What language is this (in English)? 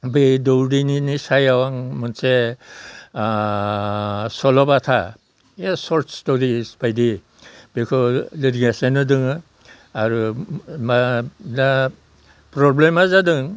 Bodo